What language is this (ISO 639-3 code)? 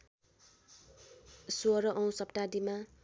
nep